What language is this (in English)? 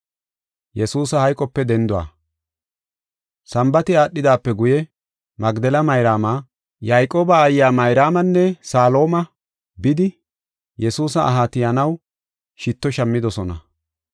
Gofa